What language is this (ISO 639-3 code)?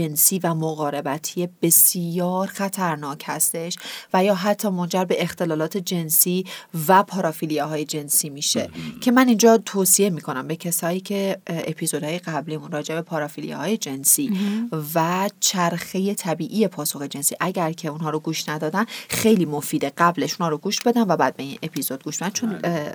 fas